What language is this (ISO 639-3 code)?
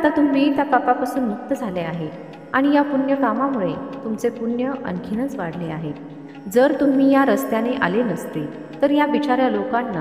mar